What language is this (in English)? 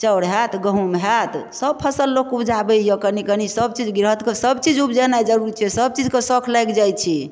Maithili